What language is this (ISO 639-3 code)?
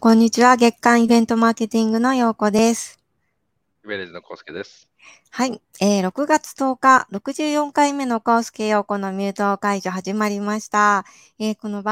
jpn